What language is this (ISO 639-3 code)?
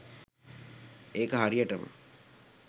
sin